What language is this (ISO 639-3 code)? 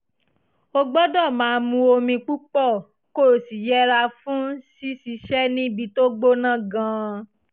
yor